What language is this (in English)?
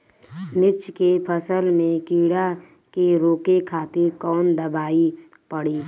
Bhojpuri